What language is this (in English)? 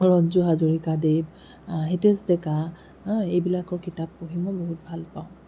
Assamese